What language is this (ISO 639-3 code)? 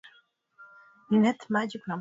swa